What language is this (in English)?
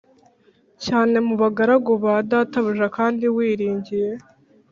Kinyarwanda